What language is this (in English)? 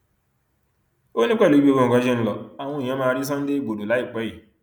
Yoruba